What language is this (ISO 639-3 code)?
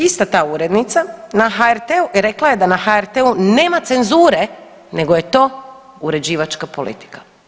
hrv